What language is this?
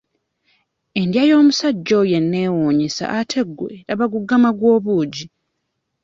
Ganda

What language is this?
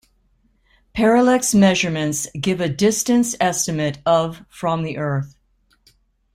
English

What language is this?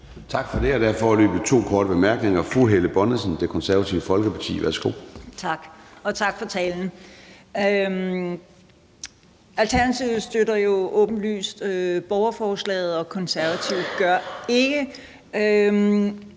Danish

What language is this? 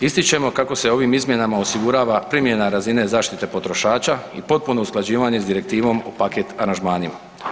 Croatian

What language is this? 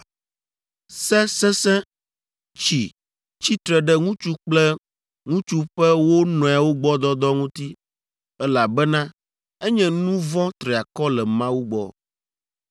Ewe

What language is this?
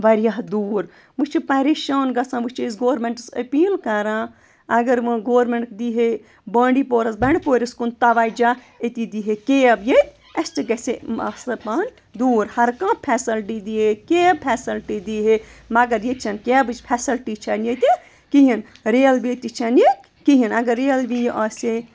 Kashmiri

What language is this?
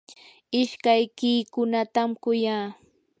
Yanahuanca Pasco Quechua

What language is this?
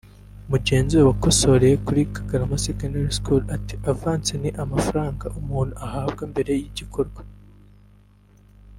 Kinyarwanda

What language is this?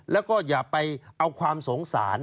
Thai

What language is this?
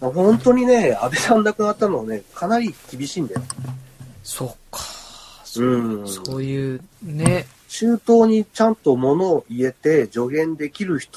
Japanese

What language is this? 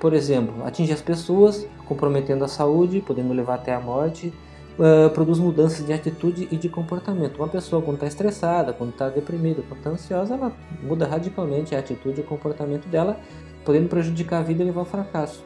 Portuguese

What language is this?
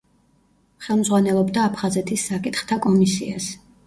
Georgian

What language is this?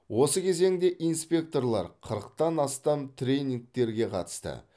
Kazakh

